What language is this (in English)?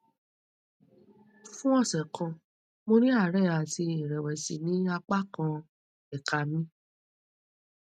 Yoruba